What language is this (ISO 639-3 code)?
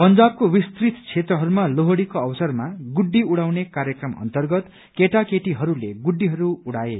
nep